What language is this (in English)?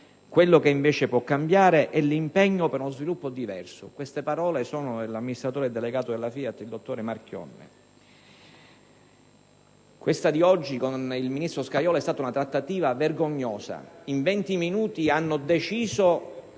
Italian